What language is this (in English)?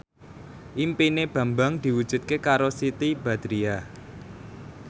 Javanese